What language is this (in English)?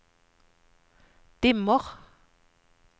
Norwegian